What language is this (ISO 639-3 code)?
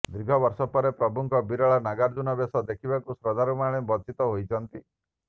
ori